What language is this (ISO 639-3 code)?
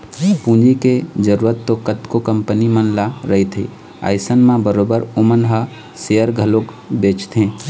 hne